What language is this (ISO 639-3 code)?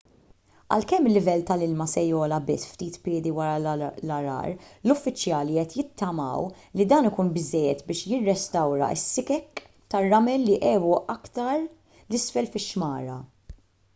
mlt